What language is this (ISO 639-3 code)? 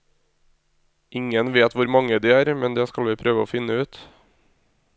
nor